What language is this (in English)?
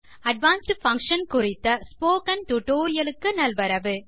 Tamil